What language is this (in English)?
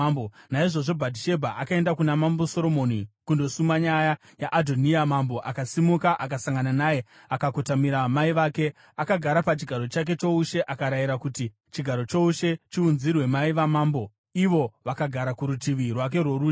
Shona